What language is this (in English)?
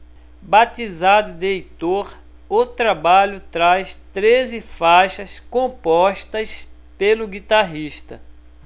Portuguese